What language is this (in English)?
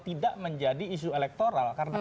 Indonesian